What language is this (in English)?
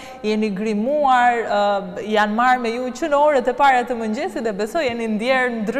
Romanian